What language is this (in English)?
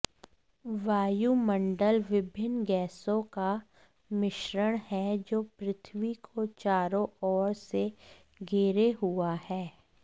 Hindi